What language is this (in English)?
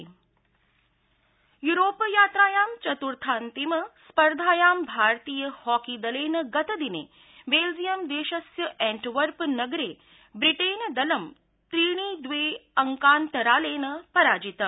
Sanskrit